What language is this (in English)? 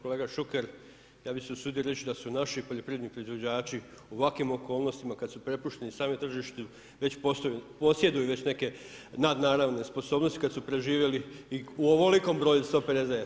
Croatian